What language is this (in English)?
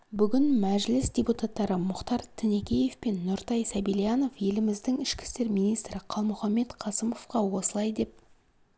Kazakh